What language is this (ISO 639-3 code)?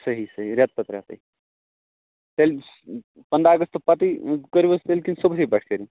kas